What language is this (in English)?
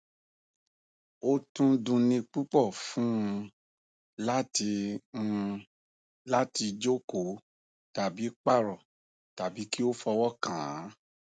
Yoruba